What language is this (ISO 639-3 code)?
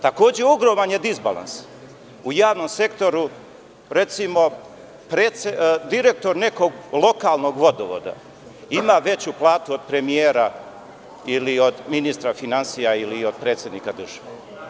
srp